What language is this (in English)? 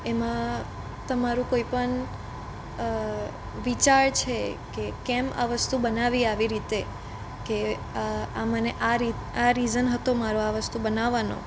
Gujarati